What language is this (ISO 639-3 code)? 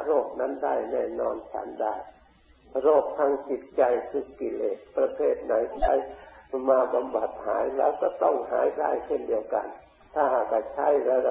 tha